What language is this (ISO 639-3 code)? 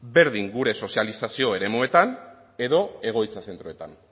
eus